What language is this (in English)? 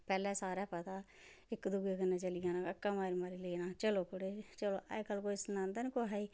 Dogri